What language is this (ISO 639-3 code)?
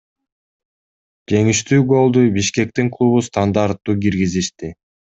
kir